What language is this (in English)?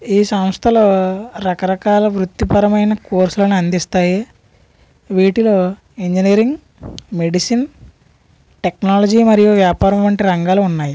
Telugu